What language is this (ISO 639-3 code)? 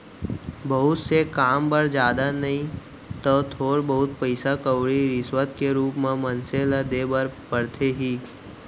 hne